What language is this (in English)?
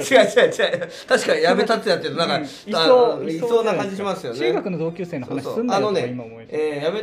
Japanese